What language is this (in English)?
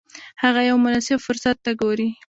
Pashto